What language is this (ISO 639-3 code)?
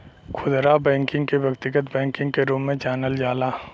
bho